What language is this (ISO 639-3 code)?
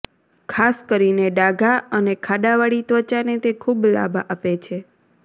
guj